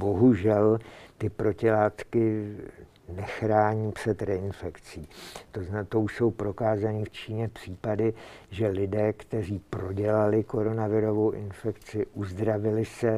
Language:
Czech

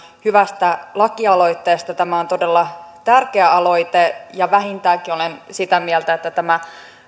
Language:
Finnish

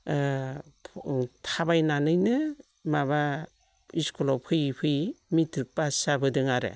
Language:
Bodo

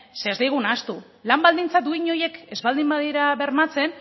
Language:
Basque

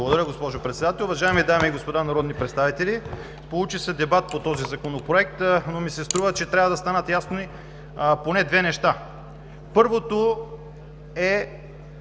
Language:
Bulgarian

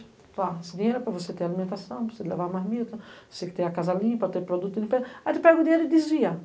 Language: Portuguese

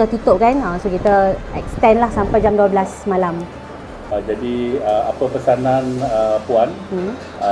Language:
Malay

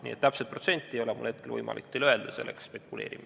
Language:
Estonian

